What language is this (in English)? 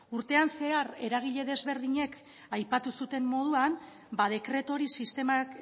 Basque